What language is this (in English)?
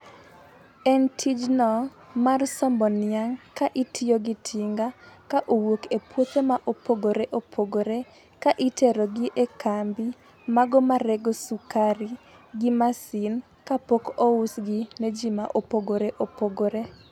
Luo (Kenya and Tanzania)